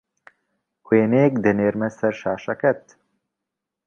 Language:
Central Kurdish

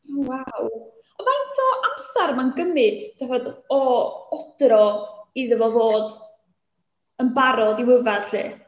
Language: Welsh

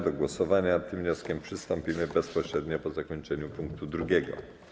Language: Polish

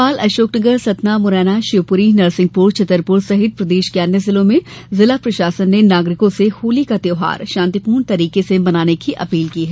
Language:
Hindi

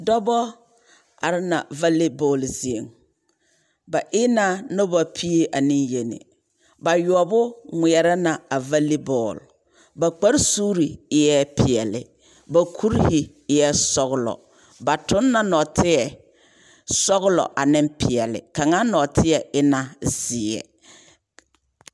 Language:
Southern Dagaare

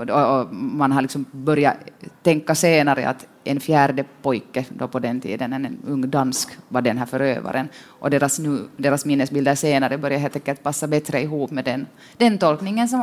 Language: Swedish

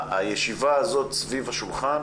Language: Hebrew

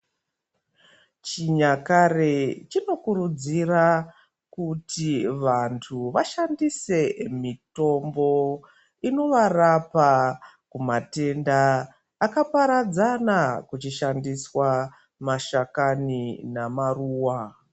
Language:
Ndau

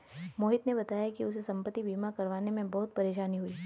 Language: Hindi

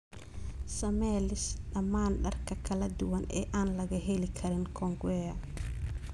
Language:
Somali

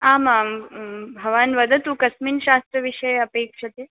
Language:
Sanskrit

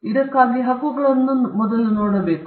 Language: Kannada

